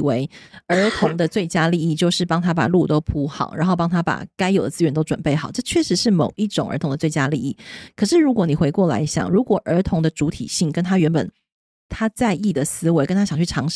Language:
Chinese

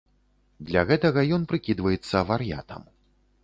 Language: Belarusian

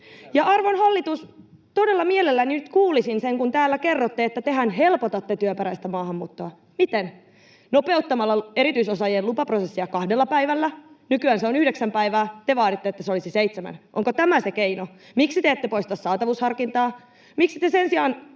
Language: Finnish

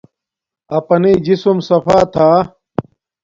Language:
Domaaki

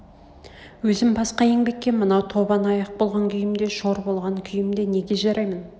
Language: Kazakh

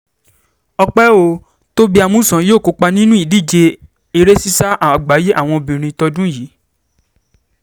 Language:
Yoruba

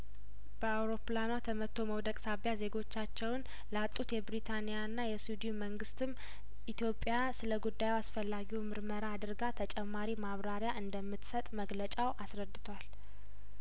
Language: Amharic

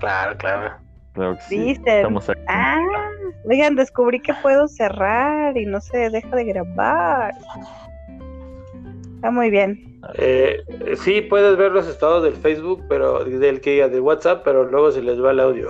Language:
Spanish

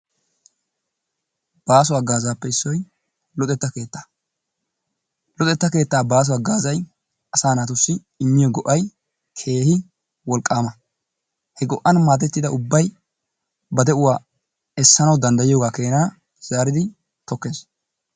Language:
Wolaytta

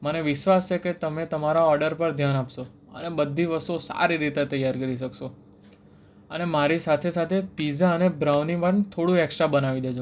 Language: Gujarati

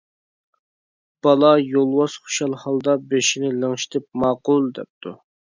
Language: Uyghur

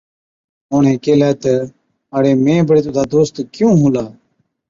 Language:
Od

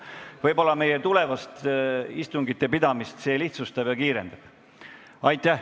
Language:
Estonian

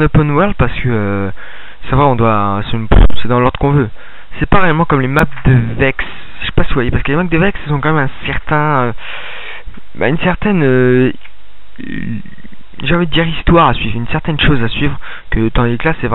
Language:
French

